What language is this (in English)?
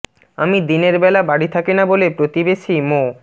Bangla